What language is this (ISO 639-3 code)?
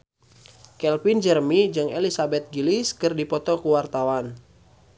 sun